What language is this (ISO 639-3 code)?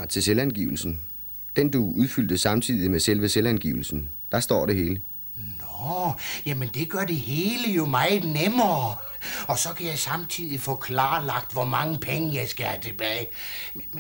dan